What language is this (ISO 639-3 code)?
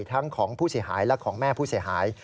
tha